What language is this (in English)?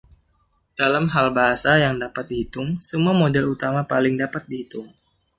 Indonesian